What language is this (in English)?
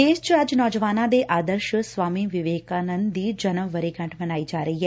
Punjabi